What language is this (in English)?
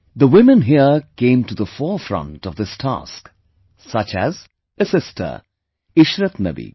English